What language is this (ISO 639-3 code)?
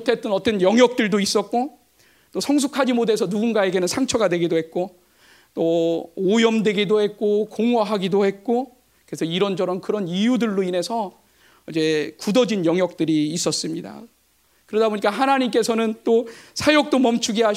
kor